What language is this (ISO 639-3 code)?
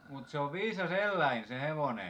fin